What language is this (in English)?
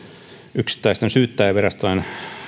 Finnish